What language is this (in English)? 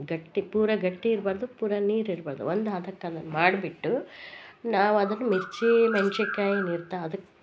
Kannada